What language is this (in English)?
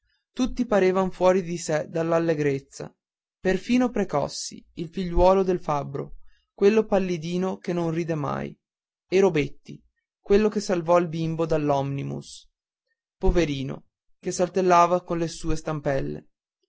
Italian